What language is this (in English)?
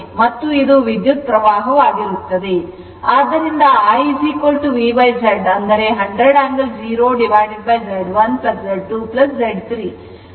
Kannada